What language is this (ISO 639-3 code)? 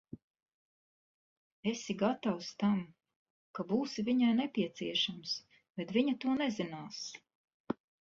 lav